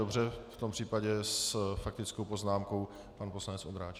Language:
Czech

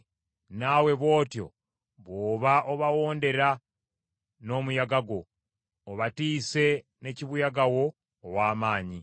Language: Ganda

